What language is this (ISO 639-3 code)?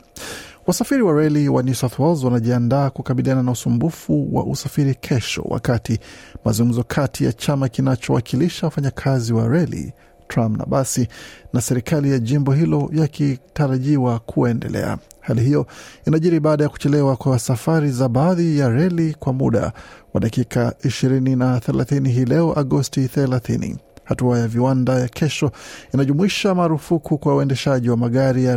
swa